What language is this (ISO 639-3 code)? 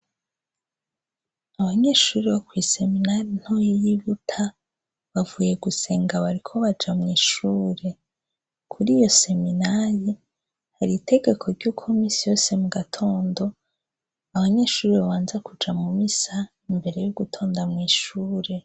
run